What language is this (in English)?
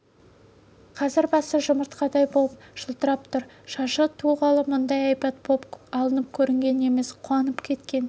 Kazakh